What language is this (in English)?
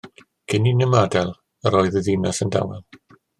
Welsh